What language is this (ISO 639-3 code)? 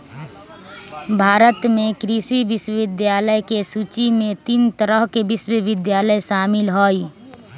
mag